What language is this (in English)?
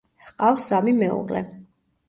Georgian